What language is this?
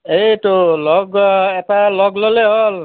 Assamese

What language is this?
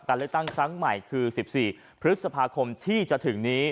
Thai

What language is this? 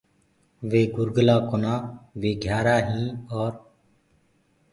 Gurgula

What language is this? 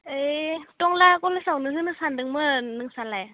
Bodo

